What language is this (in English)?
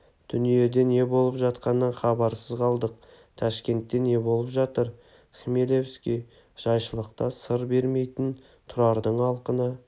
Kazakh